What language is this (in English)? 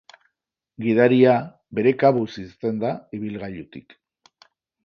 Basque